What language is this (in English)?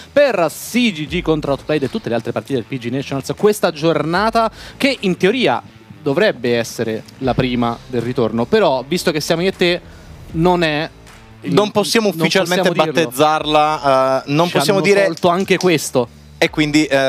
Italian